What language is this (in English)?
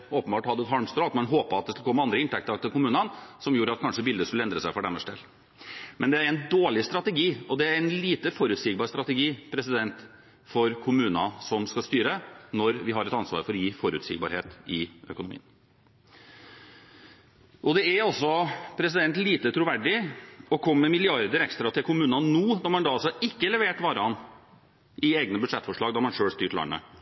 Norwegian Bokmål